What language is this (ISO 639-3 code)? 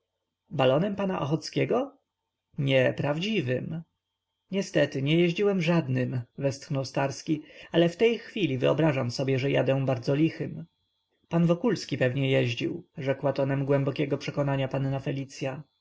pol